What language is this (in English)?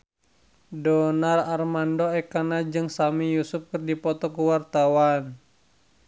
Sundanese